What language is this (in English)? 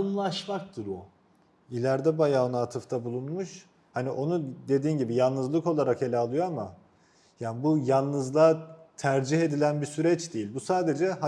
Turkish